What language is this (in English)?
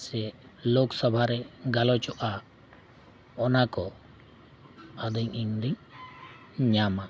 Santali